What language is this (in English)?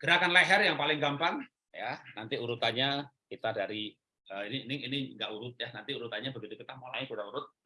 Indonesian